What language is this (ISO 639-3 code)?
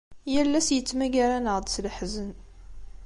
kab